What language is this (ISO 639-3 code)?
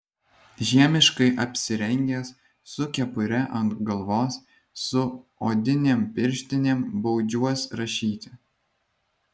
lit